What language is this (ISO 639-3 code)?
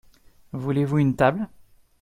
fra